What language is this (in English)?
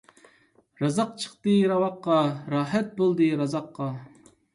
Uyghur